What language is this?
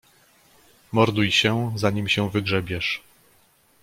Polish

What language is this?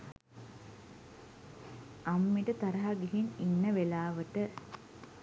Sinhala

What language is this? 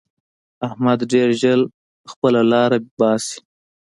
Pashto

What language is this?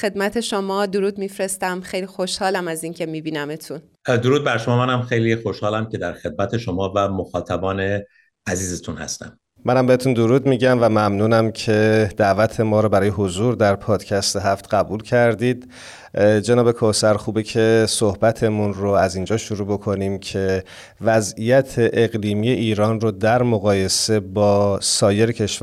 Persian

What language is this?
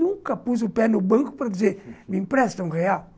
Portuguese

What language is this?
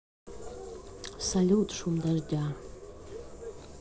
Russian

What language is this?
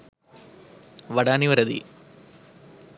Sinhala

